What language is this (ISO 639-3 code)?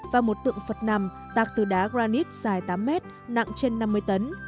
vie